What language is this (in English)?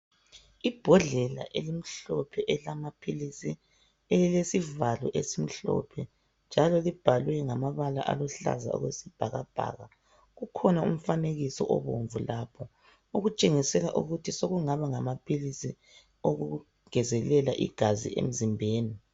North Ndebele